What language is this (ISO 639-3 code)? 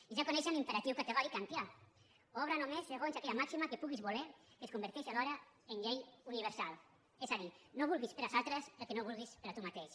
cat